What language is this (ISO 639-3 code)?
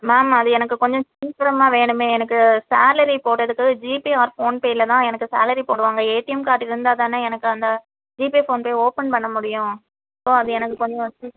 tam